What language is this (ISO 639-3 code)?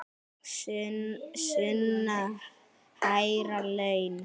isl